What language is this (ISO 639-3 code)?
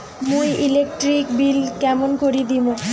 ben